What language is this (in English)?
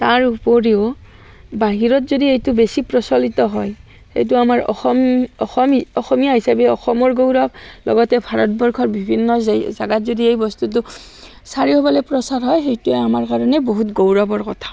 Assamese